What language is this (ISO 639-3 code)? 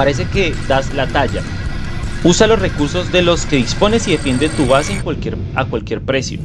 spa